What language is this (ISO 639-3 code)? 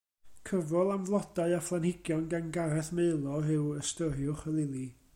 cym